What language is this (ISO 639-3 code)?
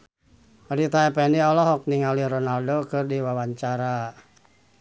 sun